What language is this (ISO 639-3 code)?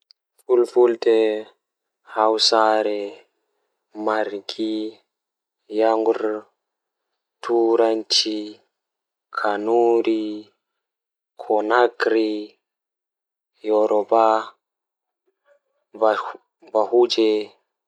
ful